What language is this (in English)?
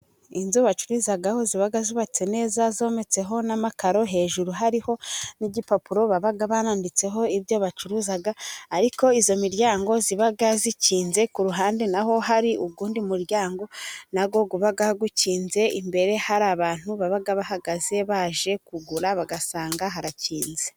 Kinyarwanda